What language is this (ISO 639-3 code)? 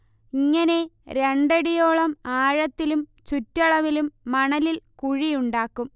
mal